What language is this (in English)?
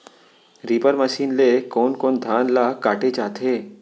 Chhattisgarhi